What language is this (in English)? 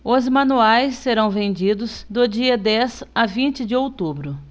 Portuguese